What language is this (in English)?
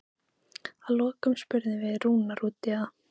Icelandic